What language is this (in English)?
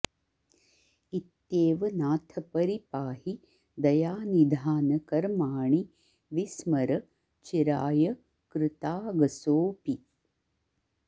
Sanskrit